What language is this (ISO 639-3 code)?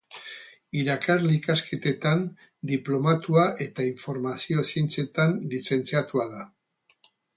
eus